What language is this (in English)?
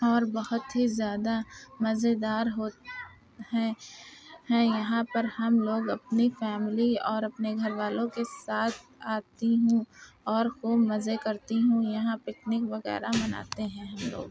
Urdu